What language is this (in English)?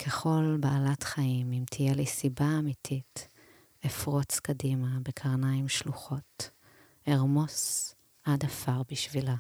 Hebrew